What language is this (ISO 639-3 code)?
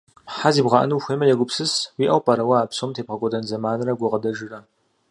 kbd